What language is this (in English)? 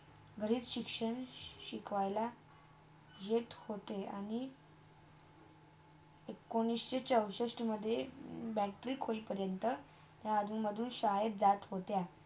Marathi